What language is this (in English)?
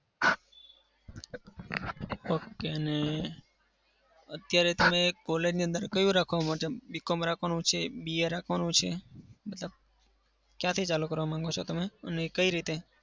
Gujarati